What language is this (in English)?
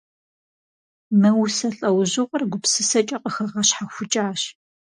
Kabardian